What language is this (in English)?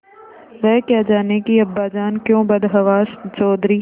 Hindi